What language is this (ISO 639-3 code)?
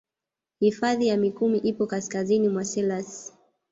swa